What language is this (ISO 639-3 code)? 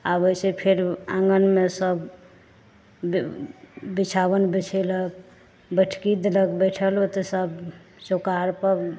mai